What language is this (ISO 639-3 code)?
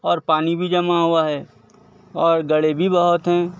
urd